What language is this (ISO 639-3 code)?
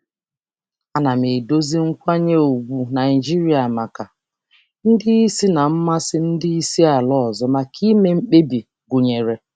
ibo